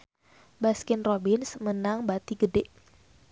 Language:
Sundanese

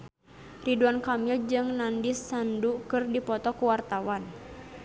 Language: Sundanese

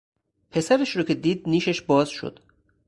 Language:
Persian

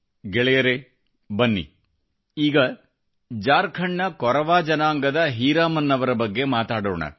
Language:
Kannada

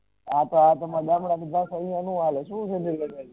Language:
Gujarati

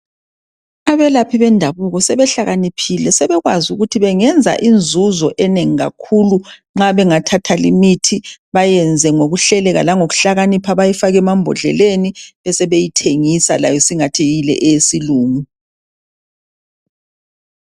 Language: North Ndebele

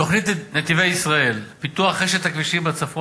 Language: Hebrew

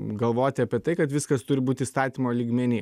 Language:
Lithuanian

